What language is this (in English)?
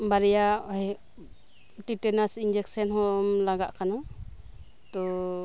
Santali